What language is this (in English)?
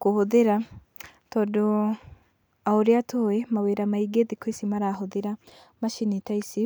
Kikuyu